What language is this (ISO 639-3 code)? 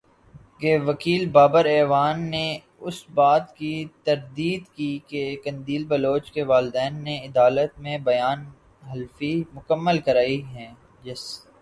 urd